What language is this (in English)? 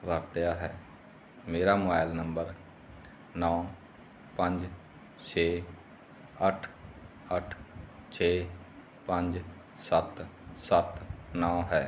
Punjabi